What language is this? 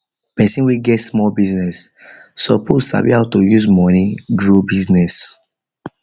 Nigerian Pidgin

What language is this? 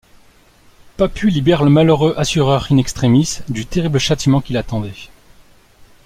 French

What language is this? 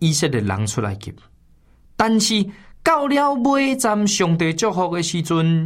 Chinese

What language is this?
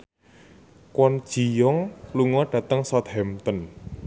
Javanese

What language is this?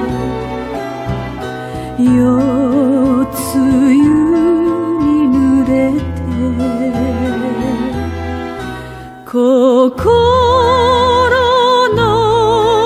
Romanian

